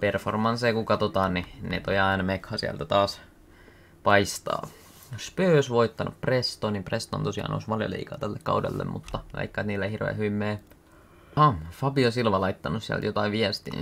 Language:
Finnish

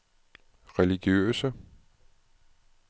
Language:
Danish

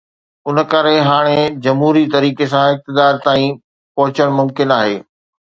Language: Sindhi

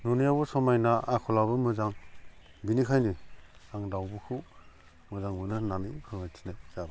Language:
Bodo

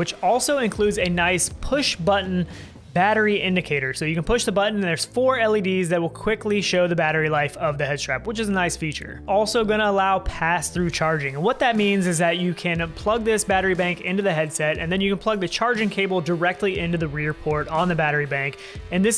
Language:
English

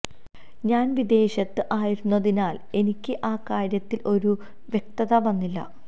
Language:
Malayalam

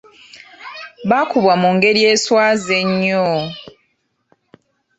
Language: Ganda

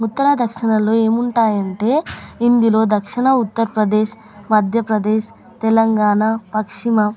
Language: Telugu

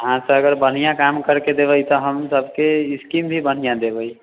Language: Maithili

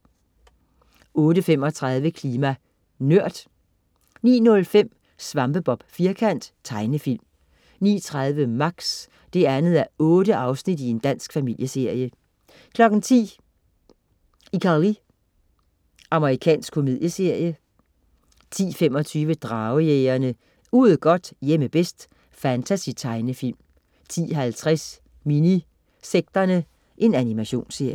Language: Danish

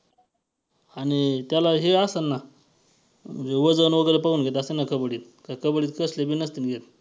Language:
Marathi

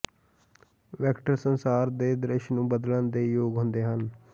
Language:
Punjabi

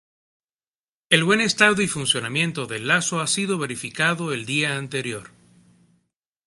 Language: Spanish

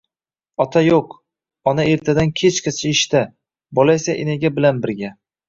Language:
Uzbek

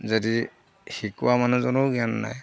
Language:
Assamese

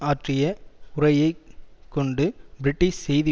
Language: Tamil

